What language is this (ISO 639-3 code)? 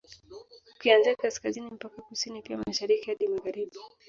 swa